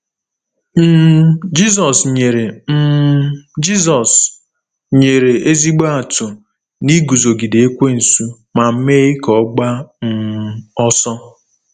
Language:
Igbo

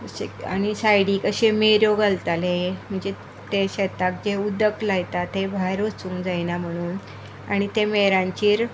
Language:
Konkani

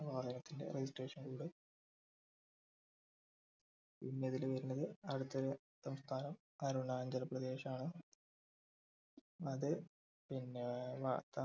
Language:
Malayalam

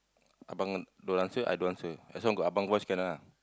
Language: English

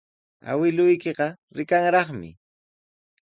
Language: Sihuas Ancash Quechua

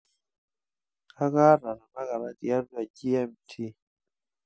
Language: Masai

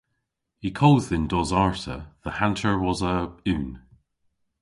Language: Cornish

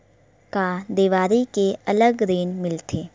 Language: Chhattisgarhi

